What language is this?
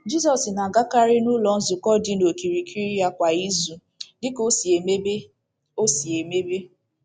Igbo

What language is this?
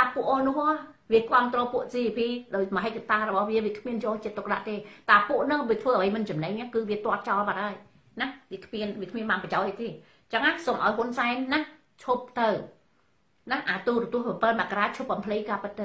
Thai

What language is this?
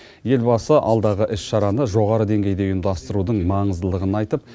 Kazakh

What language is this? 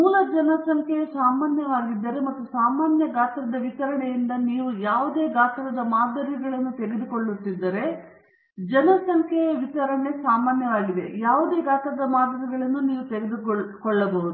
Kannada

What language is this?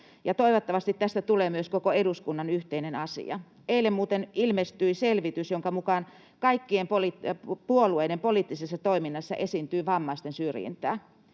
Finnish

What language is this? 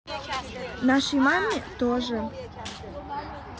Russian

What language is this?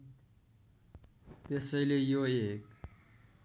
Nepali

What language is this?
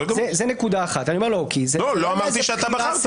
Hebrew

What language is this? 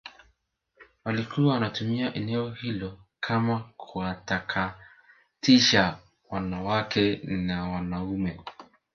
Swahili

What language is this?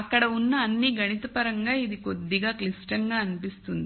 Telugu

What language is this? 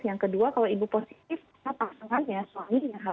Indonesian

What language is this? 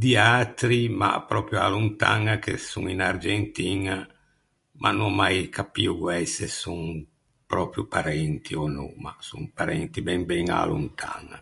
Ligurian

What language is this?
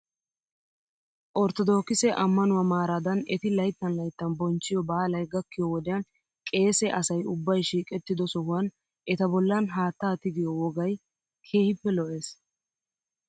Wolaytta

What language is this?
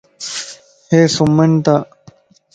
Lasi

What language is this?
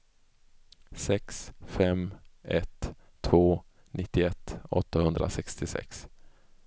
Swedish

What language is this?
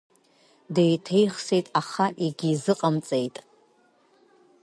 Abkhazian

